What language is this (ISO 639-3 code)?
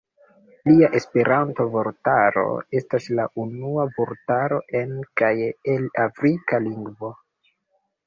epo